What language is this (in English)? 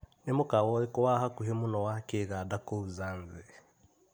Kikuyu